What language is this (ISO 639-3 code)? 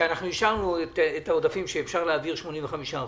heb